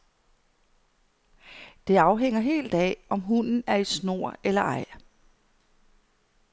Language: Danish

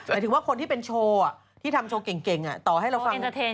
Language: Thai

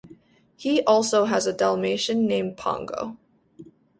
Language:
English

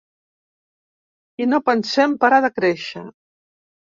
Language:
Catalan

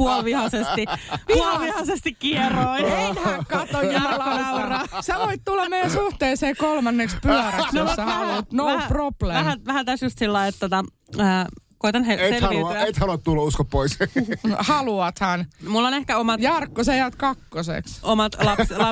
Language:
Finnish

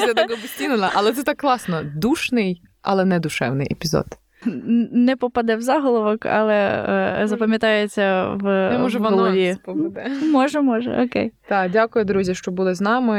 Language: Ukrainian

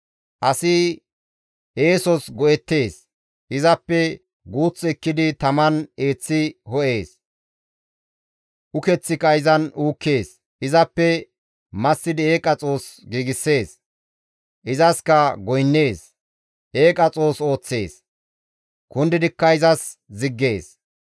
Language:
Gamo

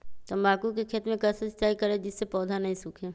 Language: Magahi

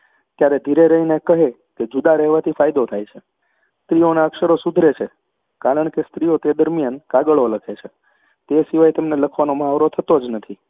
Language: Gujarati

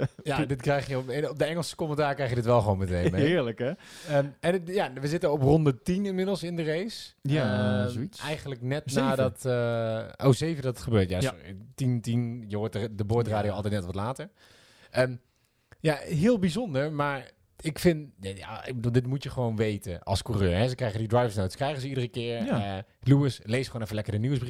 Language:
Dutch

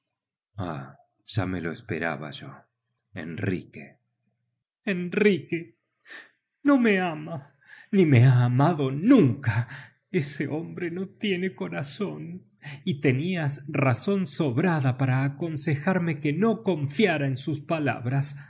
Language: Spanish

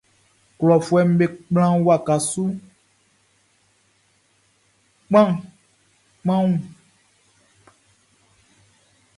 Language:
Baoulé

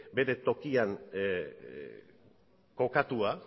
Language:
Basque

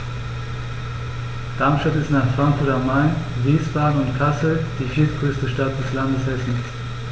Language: German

